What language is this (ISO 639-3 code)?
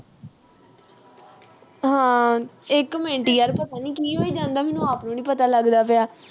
pan